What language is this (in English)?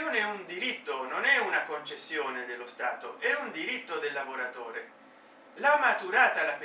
Italian